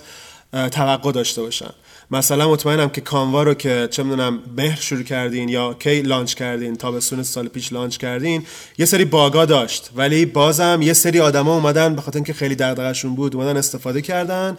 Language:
Persian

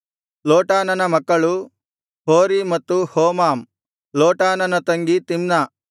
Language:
Kannada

